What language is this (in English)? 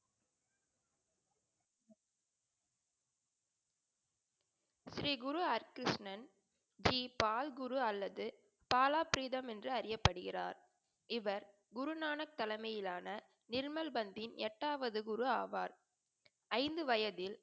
Tamil